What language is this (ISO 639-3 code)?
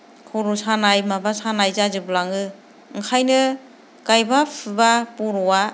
brx